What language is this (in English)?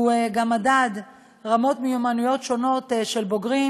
Hebrew